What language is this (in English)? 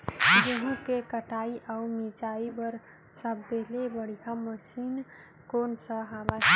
Chhattisgarhi